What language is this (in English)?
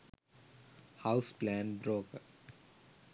Sinhala